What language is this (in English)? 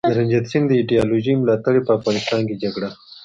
Pashto